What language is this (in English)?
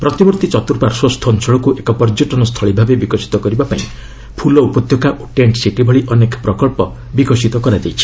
Odia